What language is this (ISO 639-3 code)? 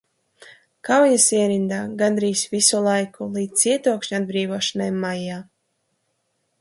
lav